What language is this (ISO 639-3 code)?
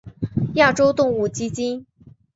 zho